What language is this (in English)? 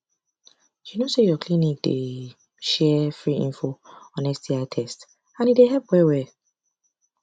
Nigerian Pidgin